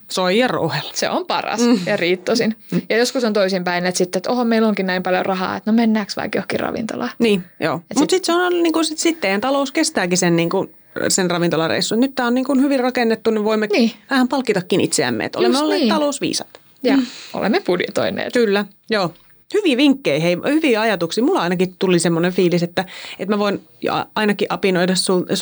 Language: Finnish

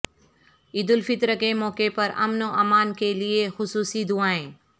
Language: Urdu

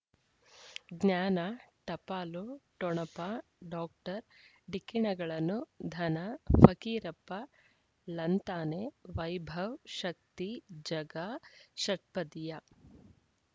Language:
Kannada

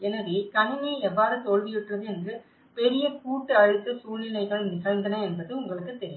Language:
Tamil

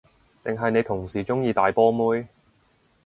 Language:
Cantonese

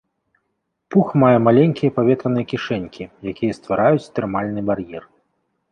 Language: Belarusian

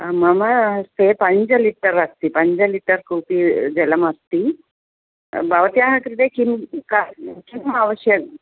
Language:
Sanskrit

